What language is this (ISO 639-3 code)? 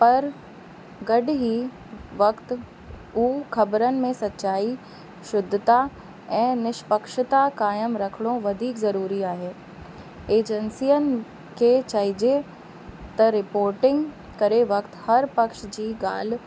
snd